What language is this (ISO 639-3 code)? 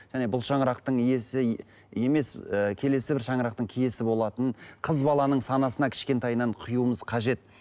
kaz